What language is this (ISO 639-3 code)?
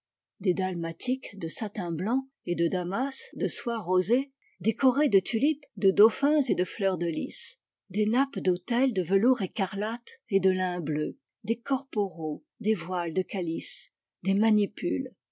fra